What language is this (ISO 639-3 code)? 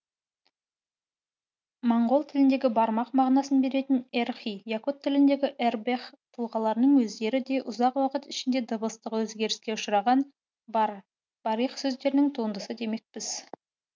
kaz